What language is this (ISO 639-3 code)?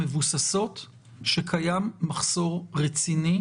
heb